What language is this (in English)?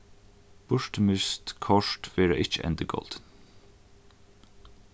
Faroese